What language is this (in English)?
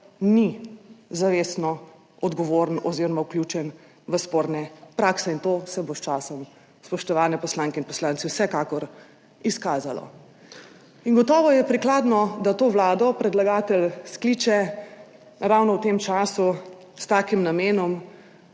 Slovenian